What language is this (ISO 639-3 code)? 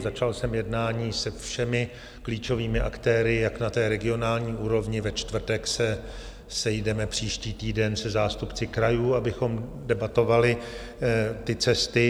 ces